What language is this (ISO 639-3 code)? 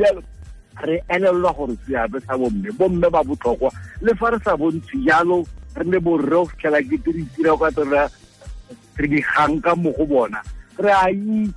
fil